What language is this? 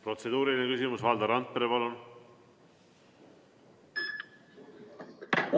Estonian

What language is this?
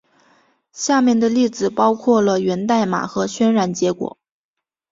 Chinese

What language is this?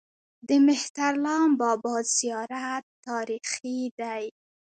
Pashto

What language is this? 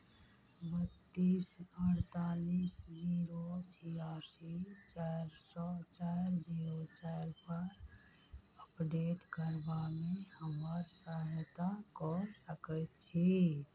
Maithili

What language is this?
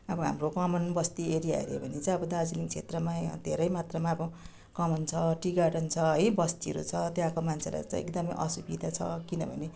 Nepali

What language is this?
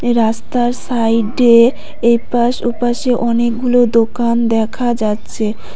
Bangla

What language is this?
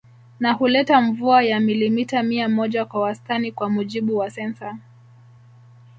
Swahili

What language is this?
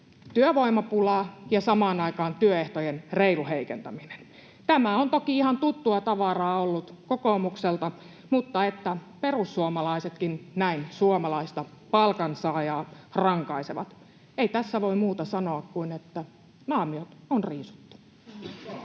Finnish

